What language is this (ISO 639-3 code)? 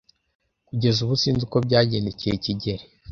kin